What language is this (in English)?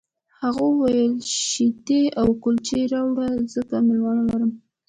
Pashto